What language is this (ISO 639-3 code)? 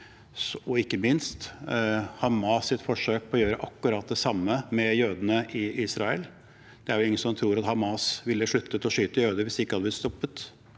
nor